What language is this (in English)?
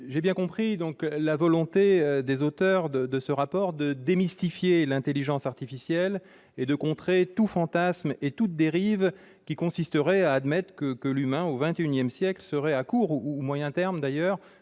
French